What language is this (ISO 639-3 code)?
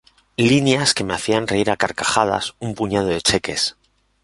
spa